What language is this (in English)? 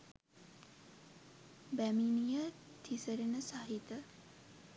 Sinhala